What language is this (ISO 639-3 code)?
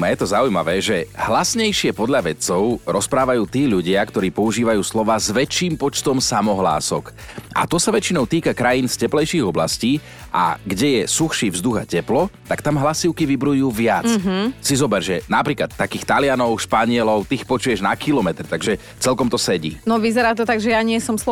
slk